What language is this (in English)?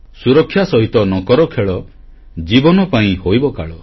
Odia